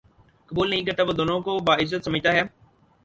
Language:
Urdu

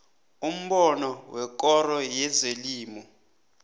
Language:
South Ndebele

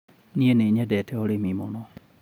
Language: Kikuyu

